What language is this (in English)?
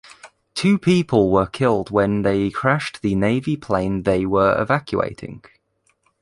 English